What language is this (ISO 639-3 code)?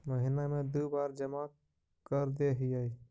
mag